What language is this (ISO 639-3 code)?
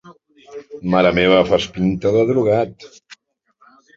cat